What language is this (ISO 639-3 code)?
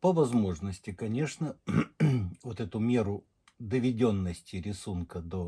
rus